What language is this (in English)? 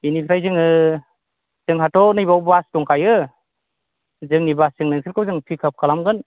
Bodo